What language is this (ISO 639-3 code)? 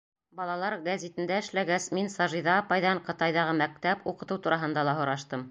bak